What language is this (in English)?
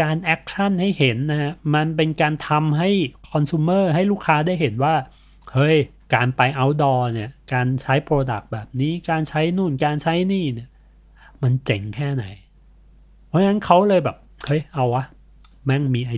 Thai